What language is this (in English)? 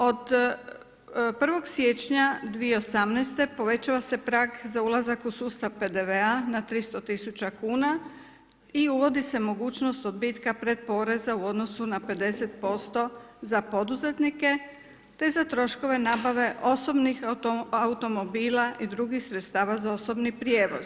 Croatian